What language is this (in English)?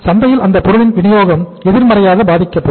Tamil